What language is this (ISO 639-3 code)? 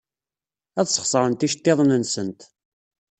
kab